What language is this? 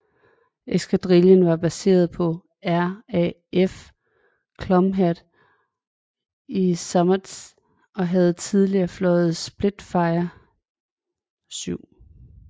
Danish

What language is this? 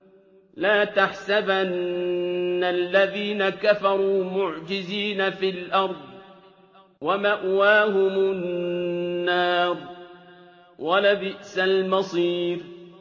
Arabic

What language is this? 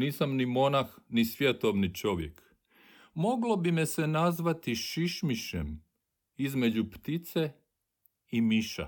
Croatian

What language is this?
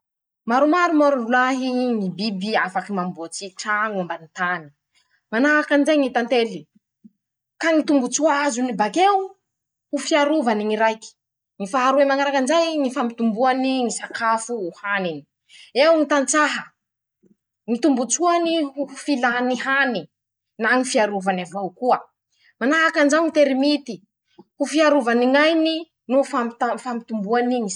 Masikoro Malagasy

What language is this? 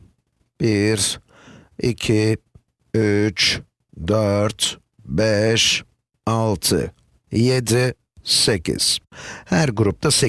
Turkish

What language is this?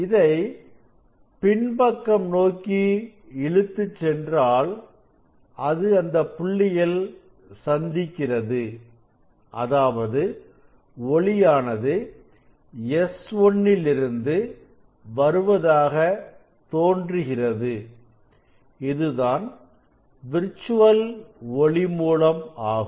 Tamil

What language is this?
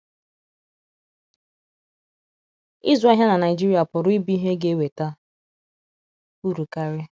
Igbo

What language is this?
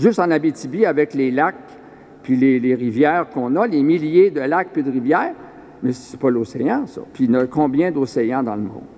French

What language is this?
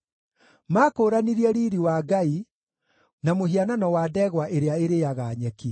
Kikuyu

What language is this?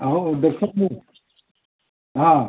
Odia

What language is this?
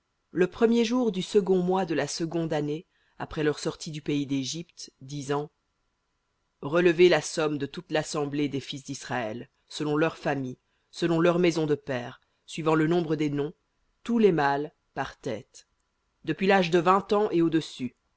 French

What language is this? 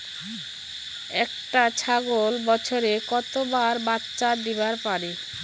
Bangla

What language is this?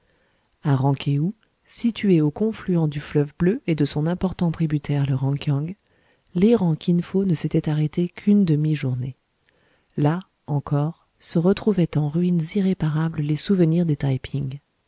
French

